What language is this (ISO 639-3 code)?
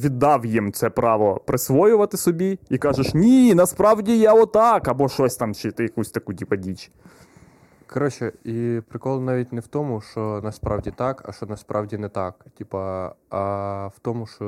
ukr